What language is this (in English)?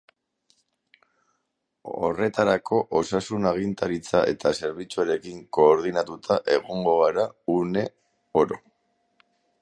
Basque